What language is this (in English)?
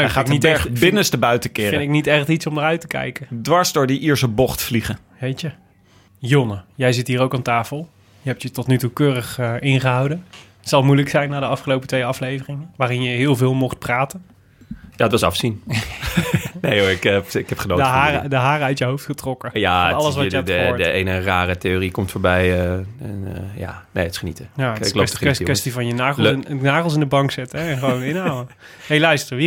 Dutch